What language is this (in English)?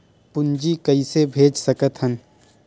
Chhattisgarhi